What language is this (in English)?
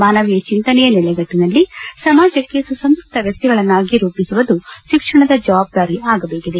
Kannada